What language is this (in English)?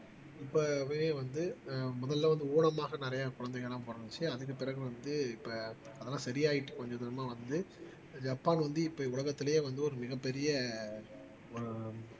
Tamil